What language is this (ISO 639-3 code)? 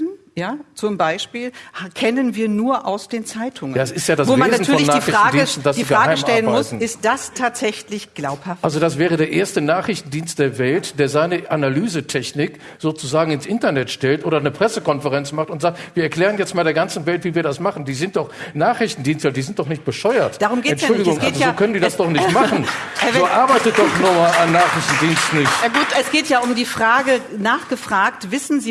deu